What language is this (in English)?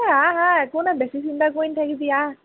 Assamese